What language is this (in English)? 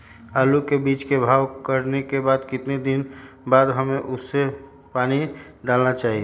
Magahi